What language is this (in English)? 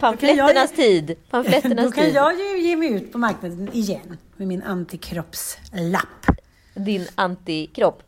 Swedish